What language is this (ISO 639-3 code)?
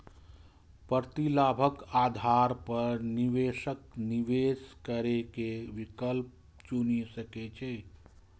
mai